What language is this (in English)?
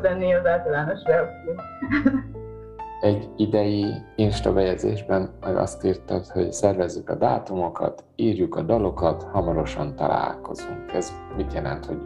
Hungarian